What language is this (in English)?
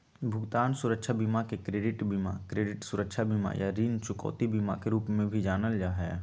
Magahi